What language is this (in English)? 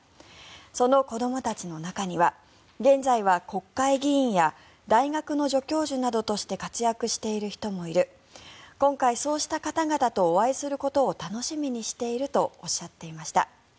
Japanese